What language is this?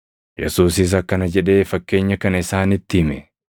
Oromo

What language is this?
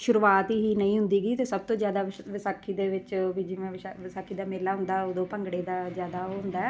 Punjabi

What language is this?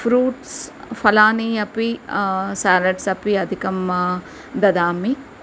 Sanskrit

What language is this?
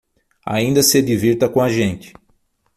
Portuguese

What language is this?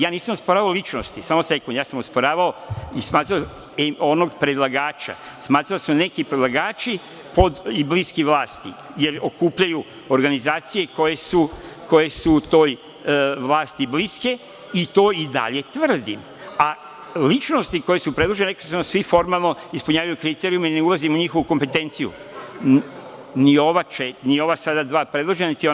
Serbian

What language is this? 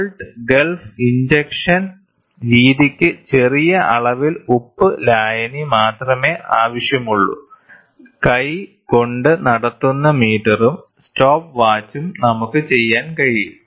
Malayalam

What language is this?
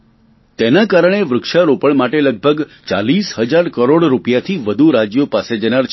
Gujarati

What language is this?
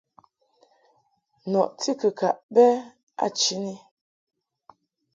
Mungaka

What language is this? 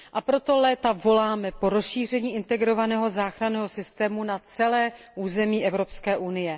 Czech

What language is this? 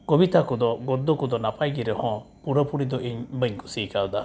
Santali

